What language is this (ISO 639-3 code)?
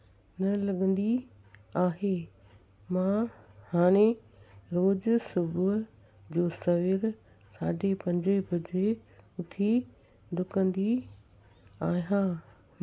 snd